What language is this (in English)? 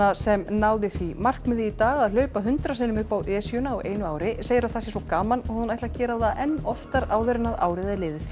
Icelandic